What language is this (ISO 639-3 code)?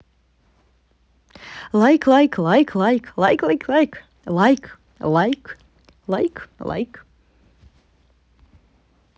rus